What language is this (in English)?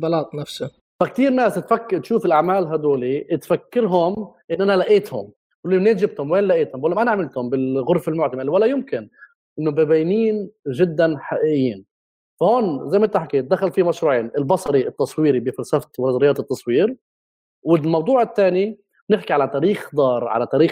Arabic